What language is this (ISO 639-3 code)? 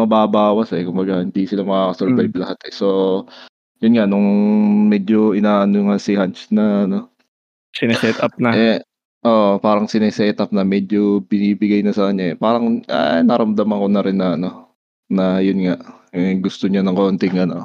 fil